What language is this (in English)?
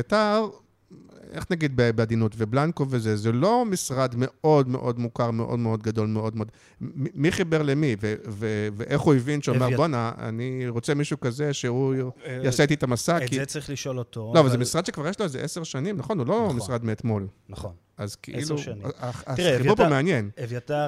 Hebrew